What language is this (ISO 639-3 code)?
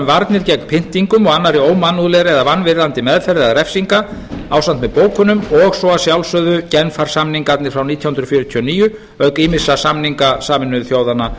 isl